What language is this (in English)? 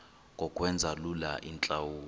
Xhosa